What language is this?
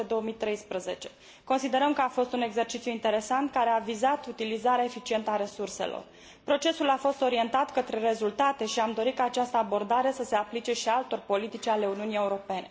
Romanian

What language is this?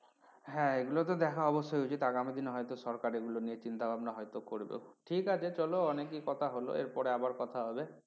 Bangla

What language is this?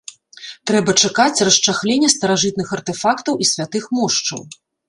Belarusian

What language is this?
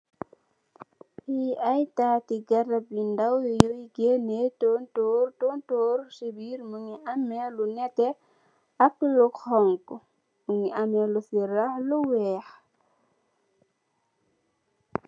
Wolof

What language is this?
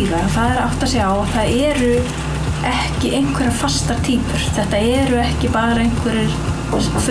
Icelandic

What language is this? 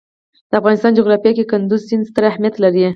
Pashto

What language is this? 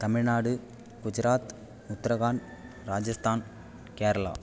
Tamil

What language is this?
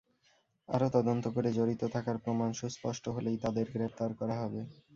Bangla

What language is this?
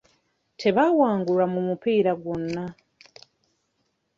Ganda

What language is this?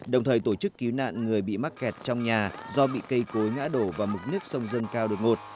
Vietnamese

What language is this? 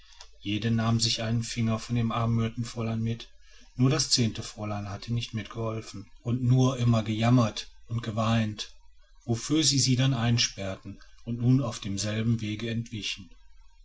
German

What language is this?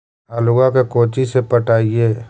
Magahi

